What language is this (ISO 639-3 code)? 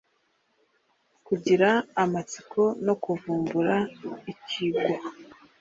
kin